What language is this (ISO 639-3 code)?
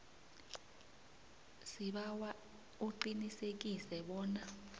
nbl